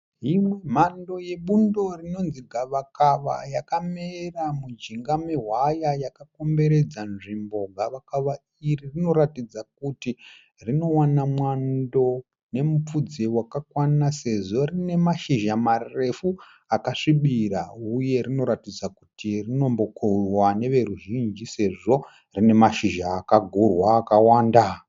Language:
Shona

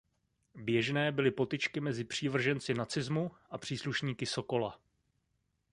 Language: Czech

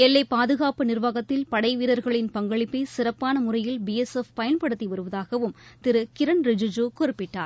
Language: Tamil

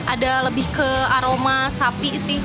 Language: Indonesian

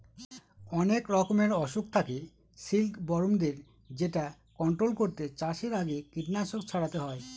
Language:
Bangla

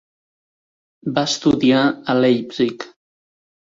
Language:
Catalan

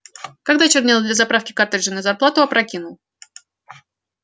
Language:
Russian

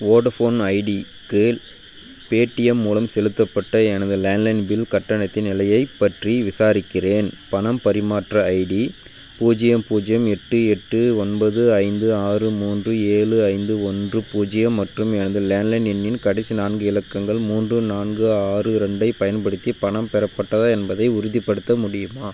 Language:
Tamil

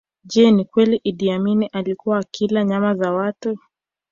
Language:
Swahili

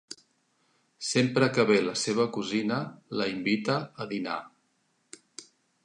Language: Catalan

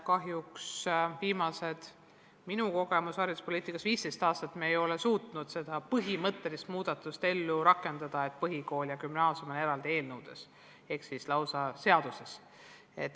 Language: Estonian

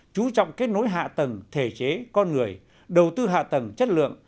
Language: Vietnamese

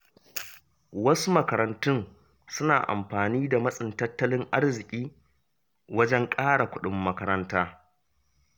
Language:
Hausa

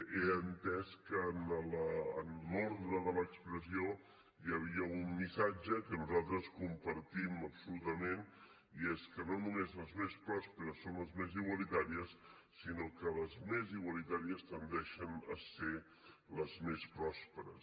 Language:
Catalan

